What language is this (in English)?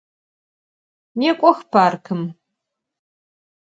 Adyghe